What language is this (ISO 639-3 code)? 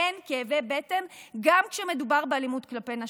heb